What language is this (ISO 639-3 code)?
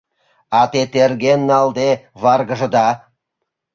chm